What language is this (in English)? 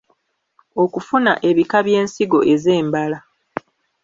Ganda